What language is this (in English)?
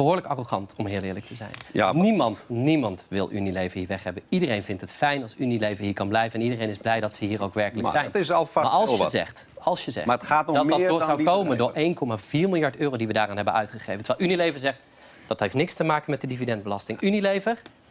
Dutch